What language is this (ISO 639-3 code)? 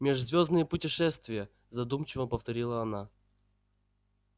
rus